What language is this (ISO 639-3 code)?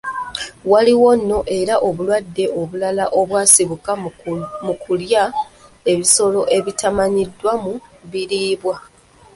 lug